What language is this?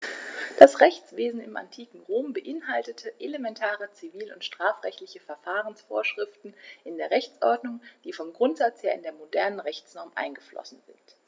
German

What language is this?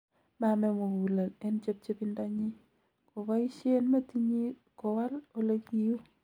Kalenjin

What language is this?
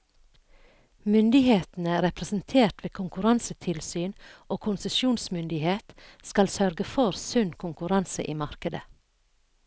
Norwegian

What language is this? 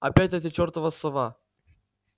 Russian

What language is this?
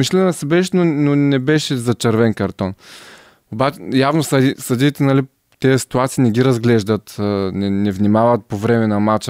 Bulgarian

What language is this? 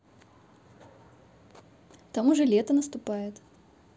Russian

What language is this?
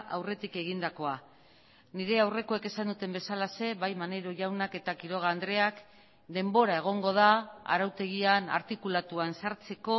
Basque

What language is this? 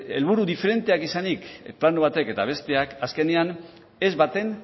Basque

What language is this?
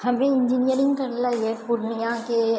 Maithili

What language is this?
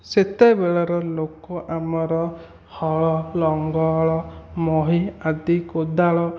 Odia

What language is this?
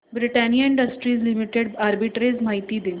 Marathi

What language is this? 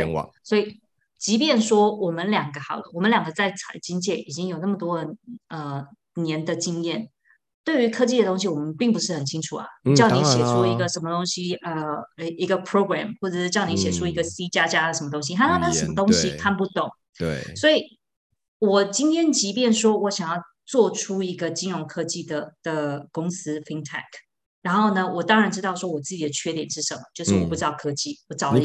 Chinese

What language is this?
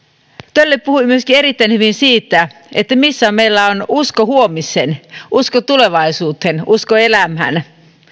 Finnish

